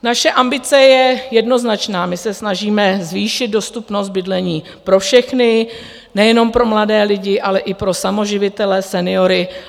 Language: Czech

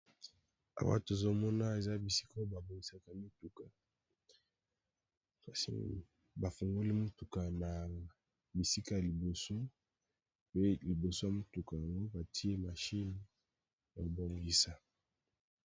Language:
Lingala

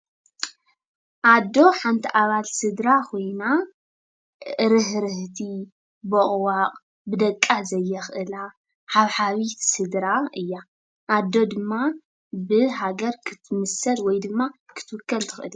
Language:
Tigrinya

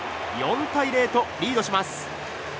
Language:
Japanese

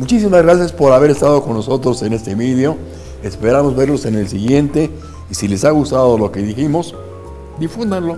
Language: Spanish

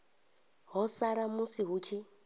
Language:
Venda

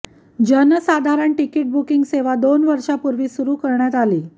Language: Marathi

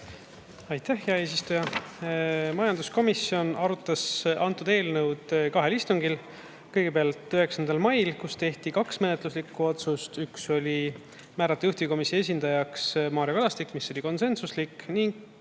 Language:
Estonian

